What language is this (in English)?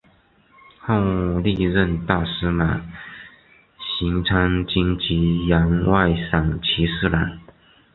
Chinese